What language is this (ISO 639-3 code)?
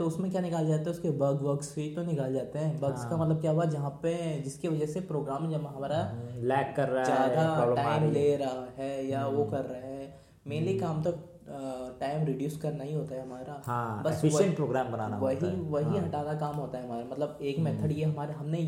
hin